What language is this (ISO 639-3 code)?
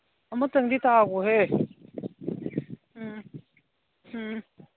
mni